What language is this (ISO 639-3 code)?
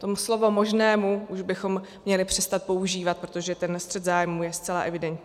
ces